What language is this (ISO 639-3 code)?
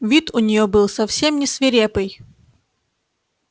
rus